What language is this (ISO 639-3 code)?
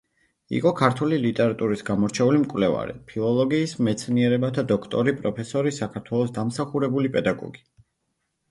kat